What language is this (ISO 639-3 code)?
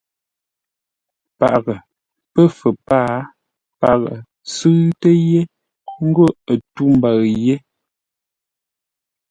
nla